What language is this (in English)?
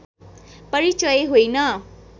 Nepali